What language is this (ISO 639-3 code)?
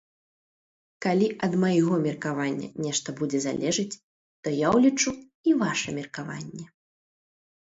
bel